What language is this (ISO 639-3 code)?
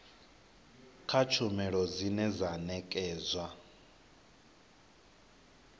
ven